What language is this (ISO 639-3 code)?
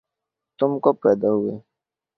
urd